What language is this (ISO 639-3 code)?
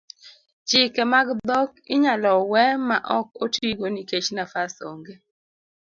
luo